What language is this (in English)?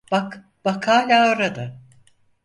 Turkish